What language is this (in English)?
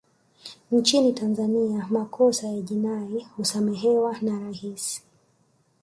Swahili